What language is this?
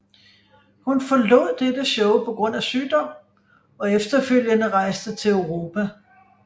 Danish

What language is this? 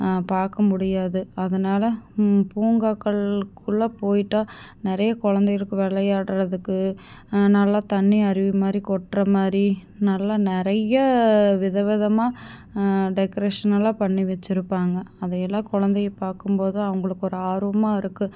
Tamil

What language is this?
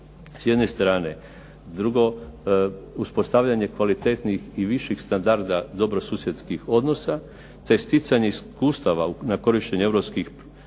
Croatian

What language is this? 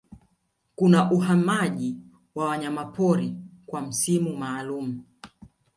Swahili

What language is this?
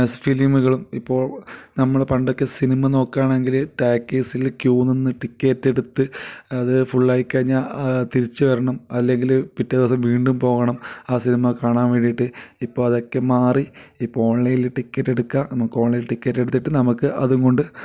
Malayalam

